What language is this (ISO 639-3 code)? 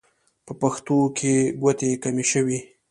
pus